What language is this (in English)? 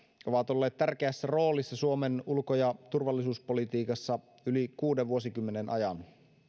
Finnish